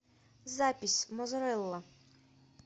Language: Russian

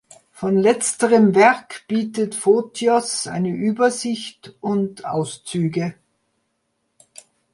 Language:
German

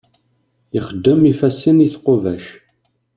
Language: Kabyle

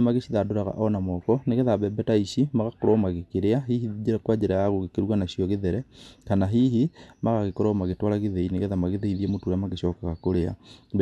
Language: Kikuyu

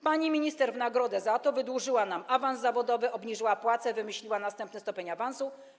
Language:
Polish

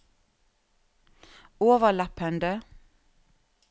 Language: Norwegian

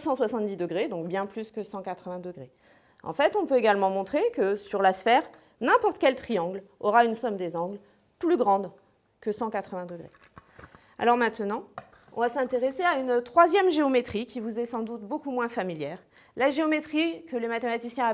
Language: French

